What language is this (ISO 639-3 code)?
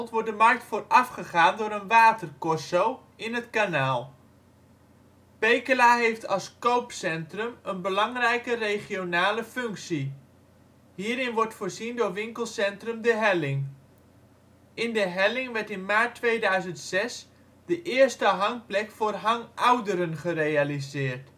nld